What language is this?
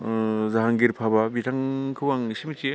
Bodo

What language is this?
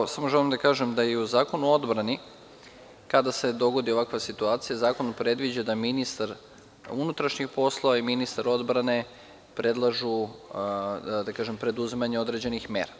Serbian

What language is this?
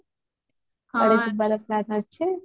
Odia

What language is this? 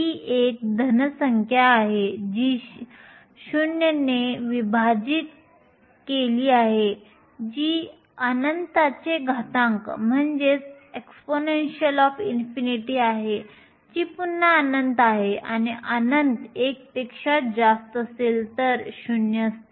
Marathi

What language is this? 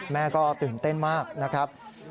Thai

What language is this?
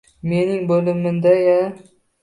Uzbek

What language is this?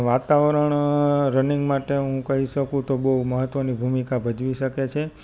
Gujarati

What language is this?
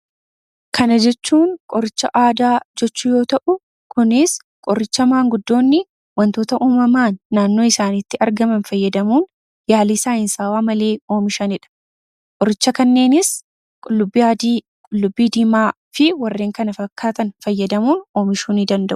Oromo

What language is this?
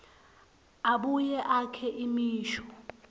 Swati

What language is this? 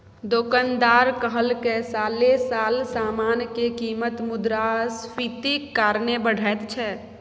Maithili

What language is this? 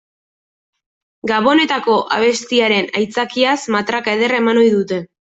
Basque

